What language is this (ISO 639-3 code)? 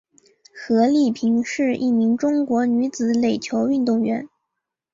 zho